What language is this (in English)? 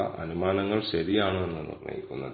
Malayalam